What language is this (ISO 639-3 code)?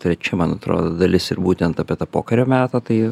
lit